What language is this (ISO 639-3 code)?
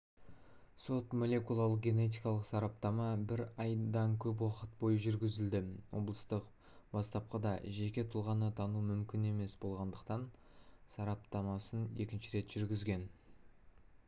kaz